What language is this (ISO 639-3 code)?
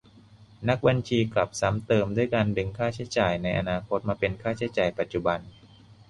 tha